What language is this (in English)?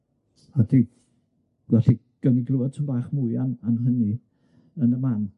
Welsh